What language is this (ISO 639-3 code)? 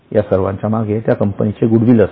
mar